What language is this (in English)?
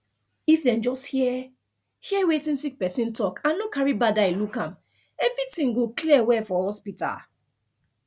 Nigerian Pidgin